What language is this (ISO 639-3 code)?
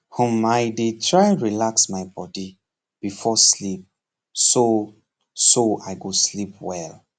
pcm